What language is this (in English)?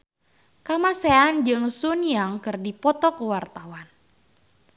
Sundanese